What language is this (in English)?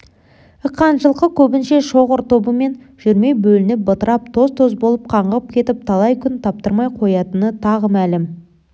Kazakh